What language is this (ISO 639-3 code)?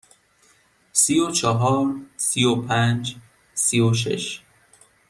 fas